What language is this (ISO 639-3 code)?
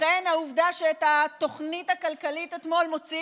heb